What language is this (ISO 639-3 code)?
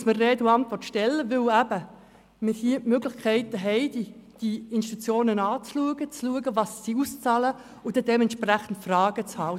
gsw